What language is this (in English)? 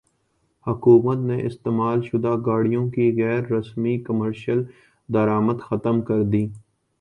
Urdu